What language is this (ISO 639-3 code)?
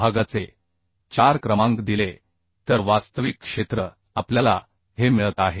mar